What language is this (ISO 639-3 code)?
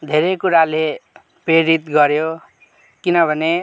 nep